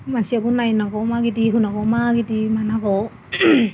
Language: Bodo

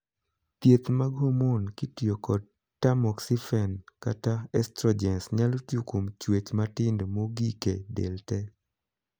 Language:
Luo (Kenya and Tanzania)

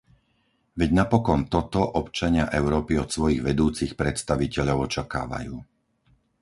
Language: Slovak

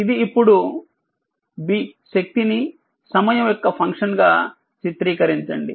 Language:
Telugu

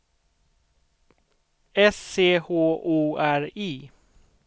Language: Swedish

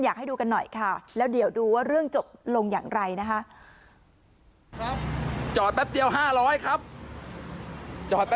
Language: Thai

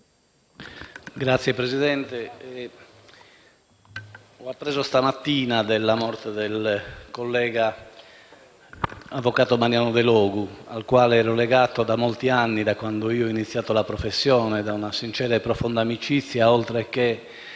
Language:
Italian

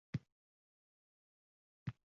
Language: Uzbek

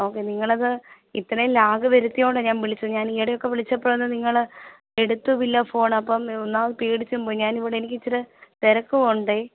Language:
Malayalam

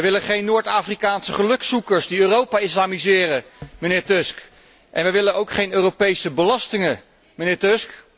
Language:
Dutch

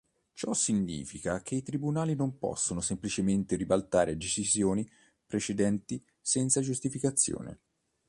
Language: Italian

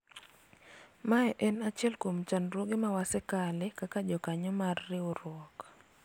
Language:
Luo (Kenya and Tanzania)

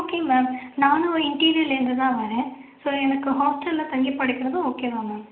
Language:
Tamil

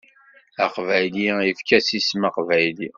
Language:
Kabyle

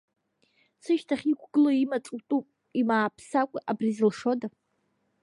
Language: Abkhazian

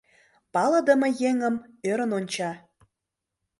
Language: Mari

